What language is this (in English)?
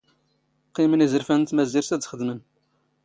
Standard Moroccan Tamazight